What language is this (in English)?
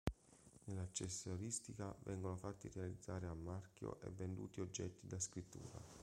Italian